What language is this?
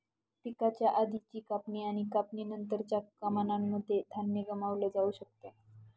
Marathi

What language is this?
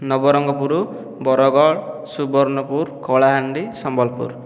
Odia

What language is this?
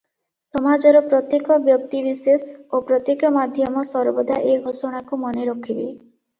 Odia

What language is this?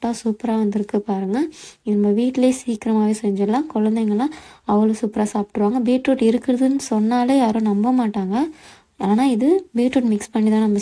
Tamil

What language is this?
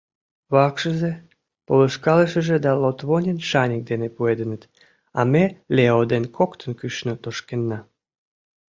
Mari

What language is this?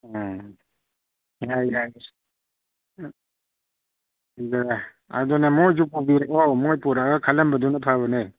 Manipuri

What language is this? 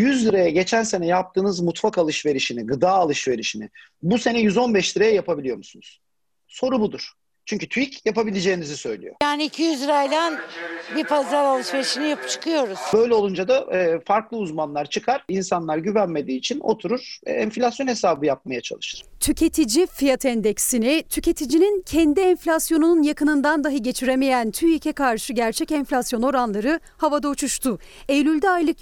Turkish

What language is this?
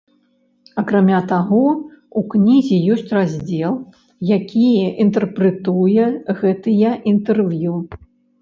Belarusian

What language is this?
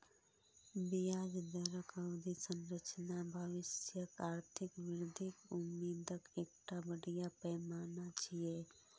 Maithili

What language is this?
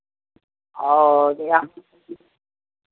Maithili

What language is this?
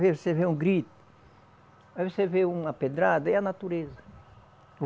Portuguese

